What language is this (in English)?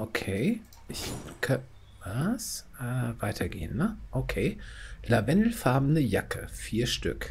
German